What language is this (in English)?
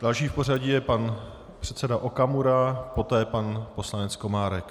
Czech